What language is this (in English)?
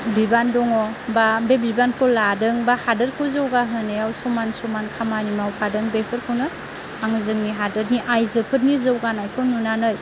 Bodo